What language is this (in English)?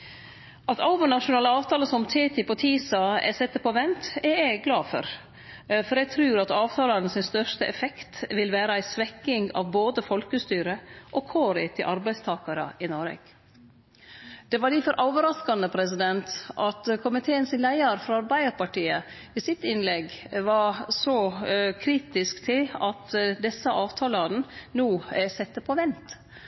Norwegian Nynorsk